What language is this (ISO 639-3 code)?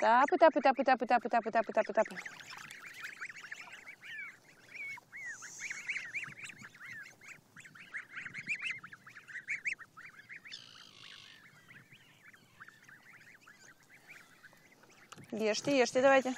rus